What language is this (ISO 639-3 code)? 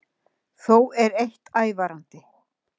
isl